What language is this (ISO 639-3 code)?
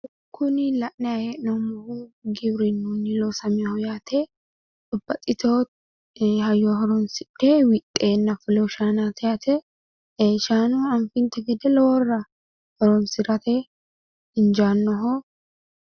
sid